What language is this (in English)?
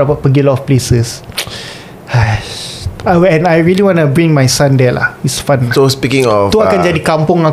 Malay